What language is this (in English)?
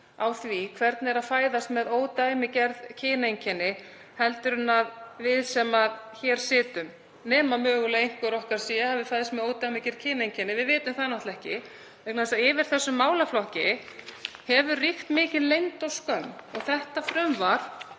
Icelandic